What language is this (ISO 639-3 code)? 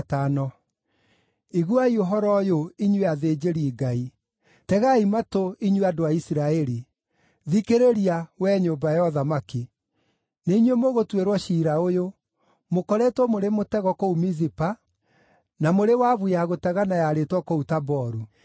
kik